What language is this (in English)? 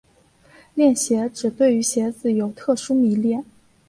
Chinese